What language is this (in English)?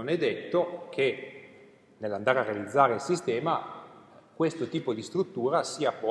Italian